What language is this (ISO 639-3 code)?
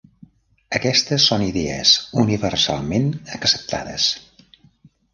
cat